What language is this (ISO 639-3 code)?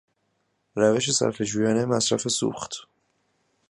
fas